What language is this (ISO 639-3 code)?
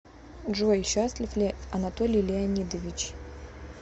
rus